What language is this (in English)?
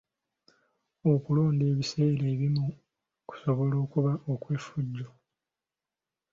Ganda